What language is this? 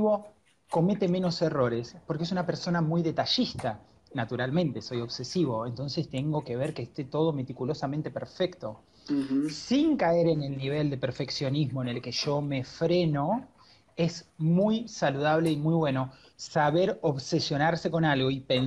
Spanish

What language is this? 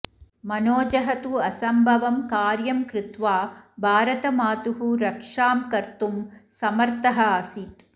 Sanskrit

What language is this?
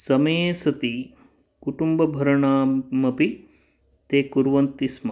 Sanskrit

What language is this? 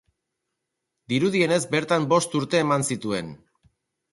Basque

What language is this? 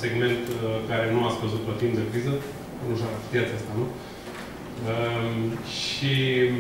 Romanian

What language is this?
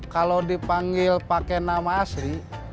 Indonesian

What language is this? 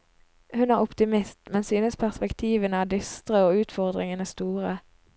Norwegian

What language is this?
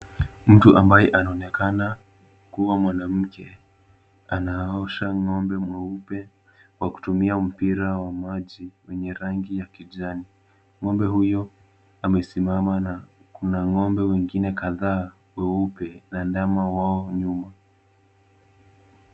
Swahili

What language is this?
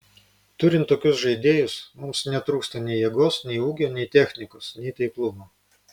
Lithuanian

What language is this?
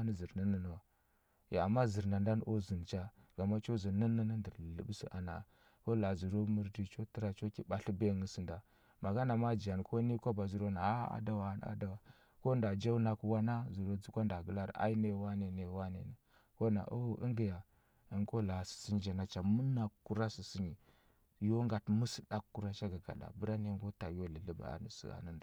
Huba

